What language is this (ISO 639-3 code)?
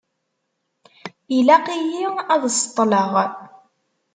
kab